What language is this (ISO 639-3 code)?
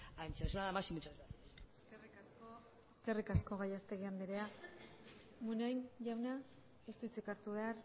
eus